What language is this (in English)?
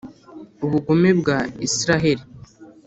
Kinyarwanda